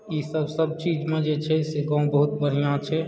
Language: Maithili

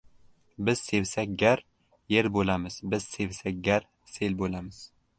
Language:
Uzbek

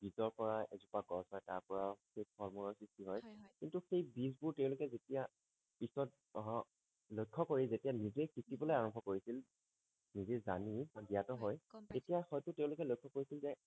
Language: Assamese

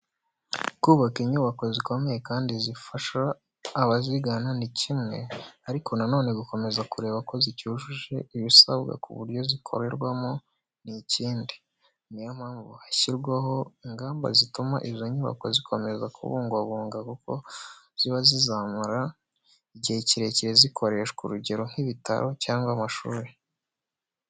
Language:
Kinyarwanda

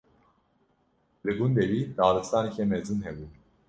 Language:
Kurdish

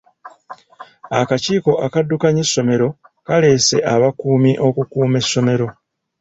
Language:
Ganda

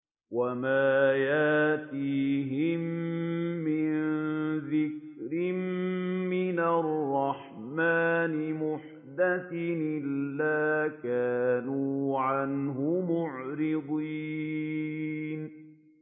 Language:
Arabic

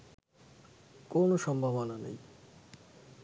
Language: Bangla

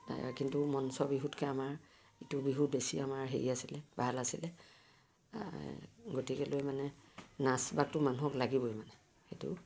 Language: Assamese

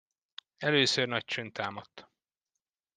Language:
Hungarian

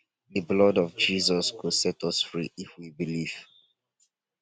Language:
Nigerian Pidgin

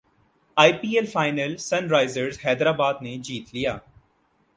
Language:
Urdu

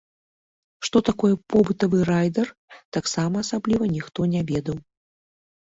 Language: Belarusian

